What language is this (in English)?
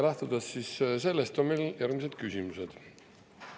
Estonian